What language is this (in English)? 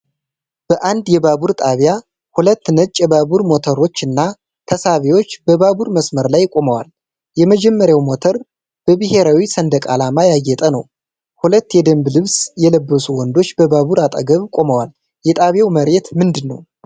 Amharic